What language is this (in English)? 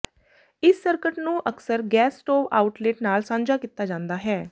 Punjabi